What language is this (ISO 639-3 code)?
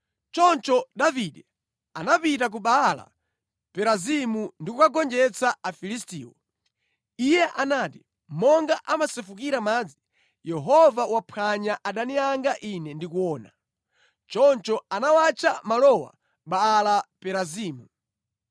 nya